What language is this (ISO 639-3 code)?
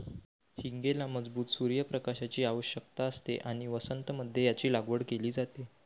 mar